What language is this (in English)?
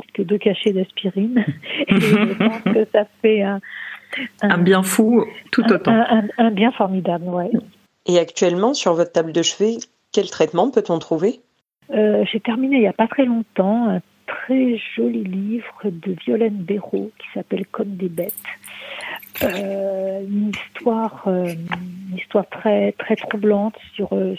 French